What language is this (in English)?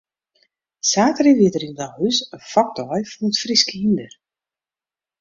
Western Frisian